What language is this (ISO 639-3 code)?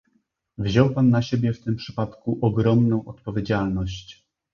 pol